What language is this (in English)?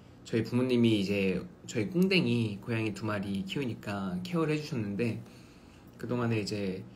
Korean